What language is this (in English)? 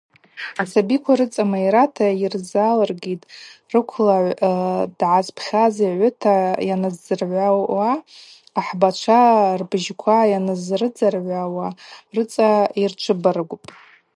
Abaza